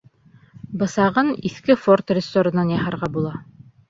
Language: Bashkir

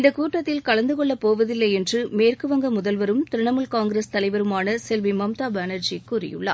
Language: Tamil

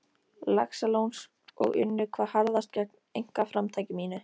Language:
Icelandic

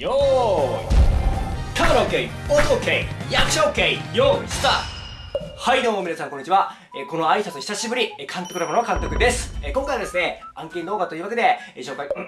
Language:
Japanese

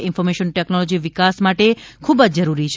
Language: Gujarati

